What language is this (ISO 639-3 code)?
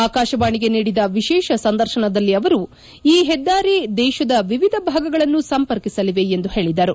kan